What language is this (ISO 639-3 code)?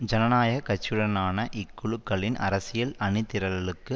tam